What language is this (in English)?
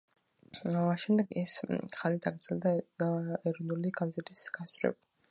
Georgian